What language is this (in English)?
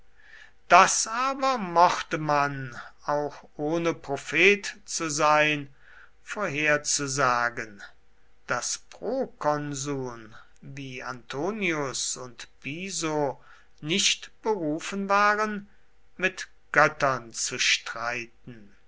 German